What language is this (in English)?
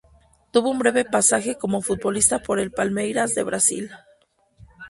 Spanish